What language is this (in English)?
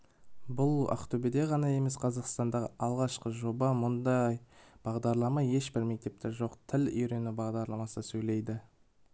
Kazakh